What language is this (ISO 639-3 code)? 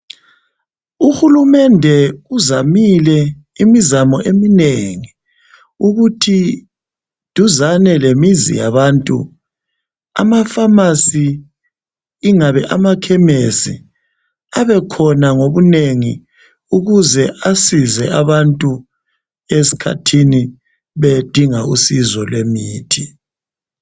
nde